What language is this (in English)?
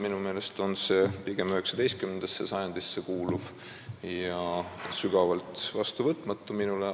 Estonian